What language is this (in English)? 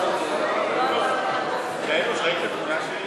Hebrew